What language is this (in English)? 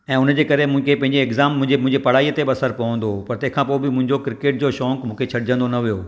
Sindhi